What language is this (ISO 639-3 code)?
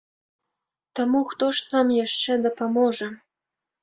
bel